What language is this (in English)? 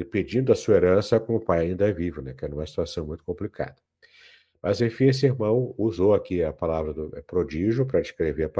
Portuguese